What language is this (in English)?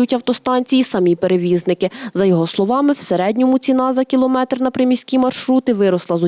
Ukrainian